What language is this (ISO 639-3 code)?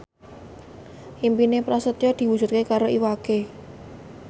jav